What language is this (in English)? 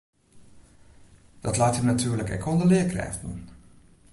Western Frisian